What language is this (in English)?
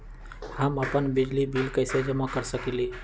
Magahi